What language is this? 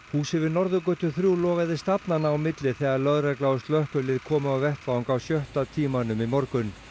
Icelandic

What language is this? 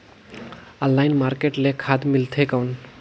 Chhattisgarhi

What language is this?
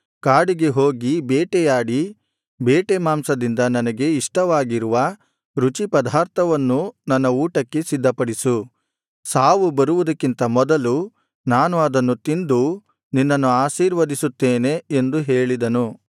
Kannada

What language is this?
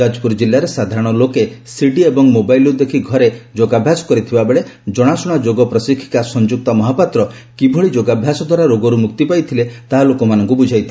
Odia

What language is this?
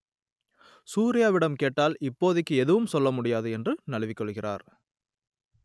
Tamil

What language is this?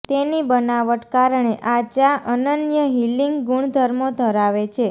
Gujarati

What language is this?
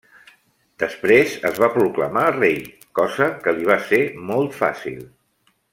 Catalan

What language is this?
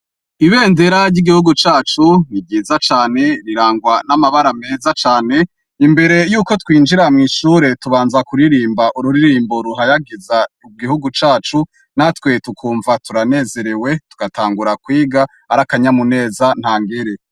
Rundi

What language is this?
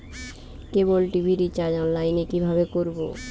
Bangla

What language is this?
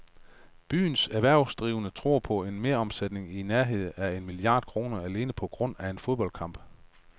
Danish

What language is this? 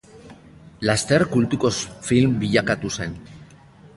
Basque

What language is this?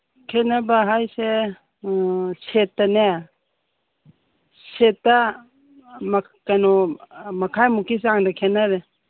Manipuri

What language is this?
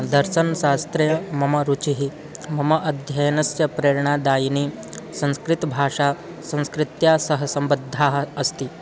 Sanskrit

